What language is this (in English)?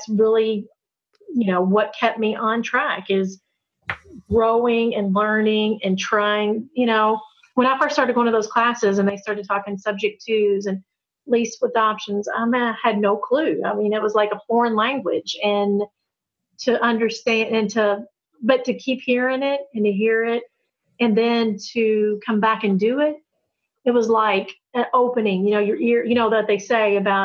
English